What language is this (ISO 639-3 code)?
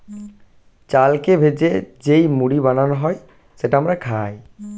ben